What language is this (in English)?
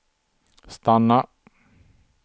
Swedish